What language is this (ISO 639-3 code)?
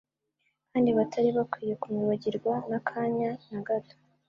kin